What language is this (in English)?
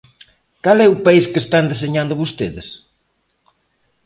Galician